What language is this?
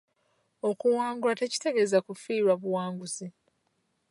Ganda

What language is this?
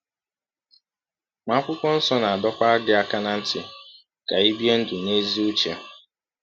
Igbo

